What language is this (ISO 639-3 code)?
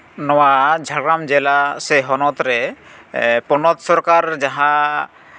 sat